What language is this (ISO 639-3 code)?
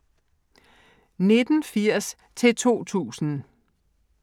dan